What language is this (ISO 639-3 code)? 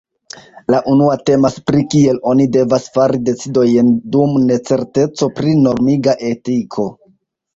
epo